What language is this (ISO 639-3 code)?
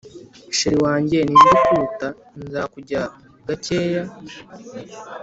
kin